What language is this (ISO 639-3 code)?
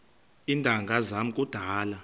xho